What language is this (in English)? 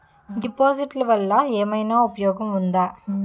Telugu